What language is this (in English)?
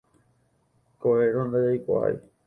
Guarani